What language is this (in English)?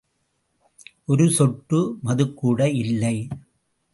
Tamil